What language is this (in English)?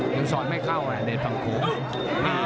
Thai